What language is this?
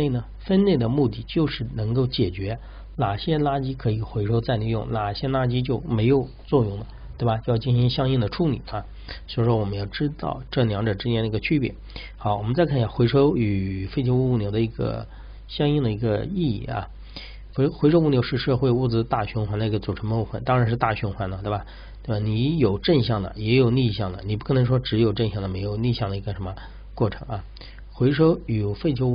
Chinese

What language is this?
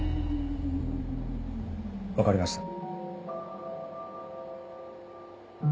Japanese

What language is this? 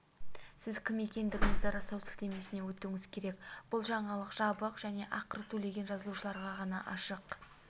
Kazakh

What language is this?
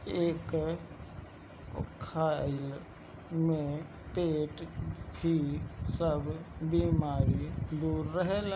Bhojpuri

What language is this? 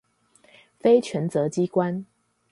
Chinese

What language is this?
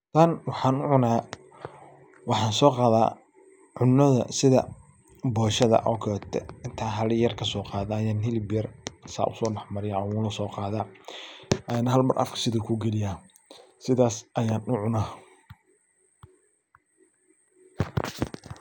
Somali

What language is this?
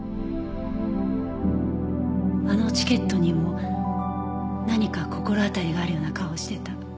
Japanese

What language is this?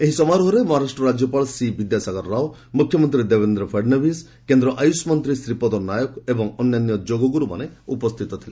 Odia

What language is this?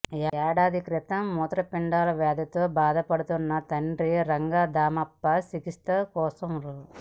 Telugu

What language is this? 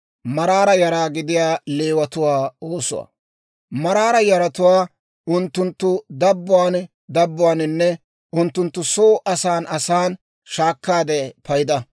Dawro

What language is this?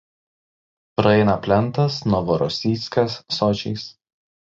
Lithuanian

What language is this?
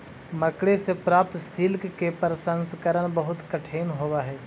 Magahi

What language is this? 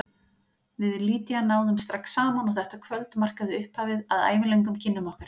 Icelandic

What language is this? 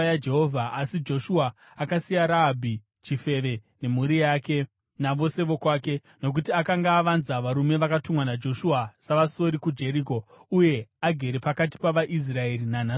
Shona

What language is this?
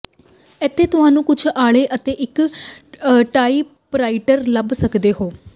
Punjabi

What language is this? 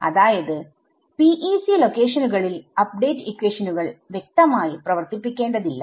Malayalam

